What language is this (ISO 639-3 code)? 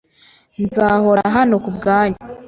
kin